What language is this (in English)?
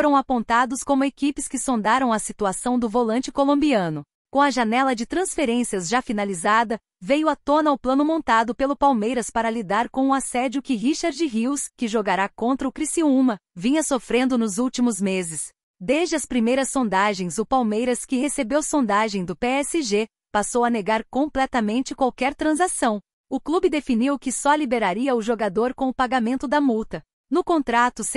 Portuguese